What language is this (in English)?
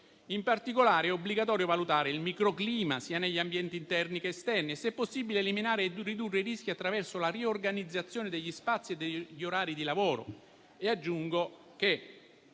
Italian